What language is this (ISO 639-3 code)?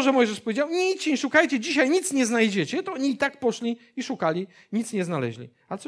pol